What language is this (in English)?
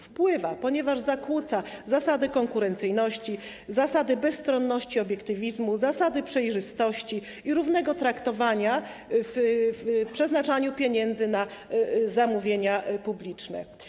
Polish